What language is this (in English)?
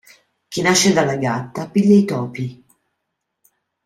Italian